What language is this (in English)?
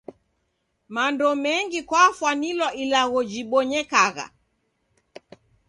Taita